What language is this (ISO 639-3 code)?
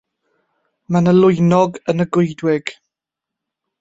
cym